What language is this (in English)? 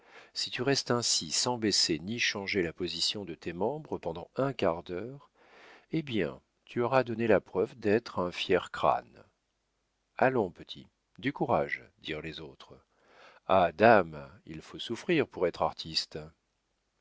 French